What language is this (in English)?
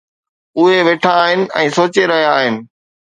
Sindhi